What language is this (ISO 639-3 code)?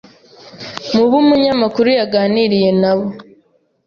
kin